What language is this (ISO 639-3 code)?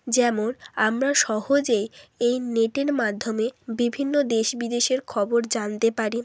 ben